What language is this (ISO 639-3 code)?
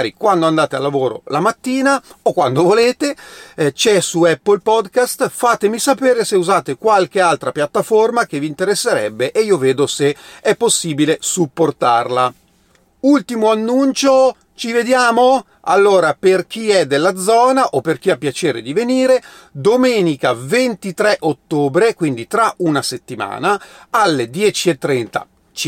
ita